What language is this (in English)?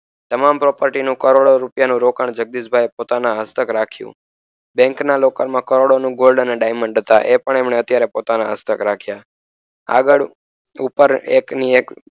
Gujarati